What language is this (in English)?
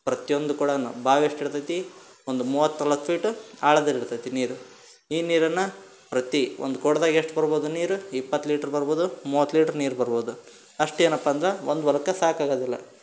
Kannada